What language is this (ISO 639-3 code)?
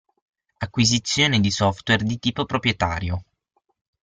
ita